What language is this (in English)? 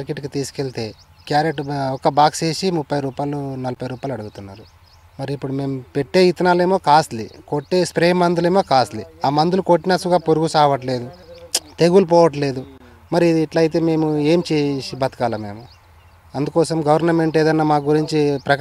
Telugu